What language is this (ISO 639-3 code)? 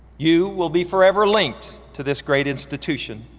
eng